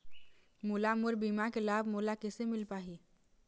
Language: Chhattisgarhi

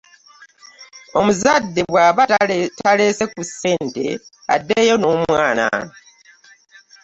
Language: Ganda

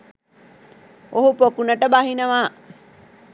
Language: Sinhala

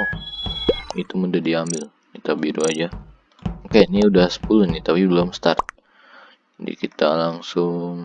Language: Indonesian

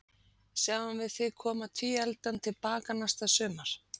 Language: Icelandic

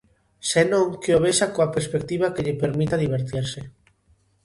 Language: Galician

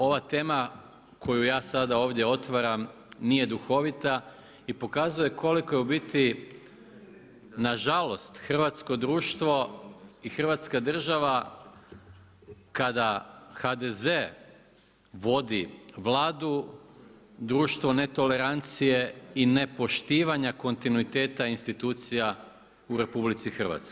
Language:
Croatian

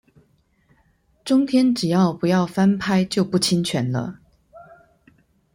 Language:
Chinese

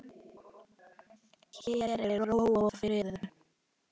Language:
Icelandic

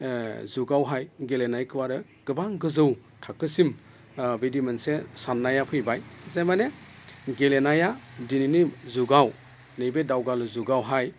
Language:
Bodo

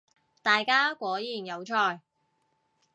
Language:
Cantonese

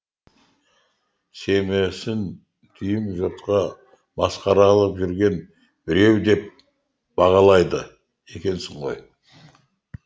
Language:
Kazakh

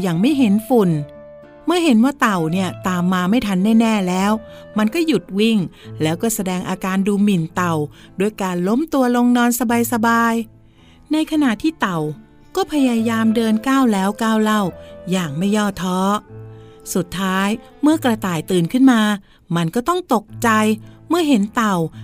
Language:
Thai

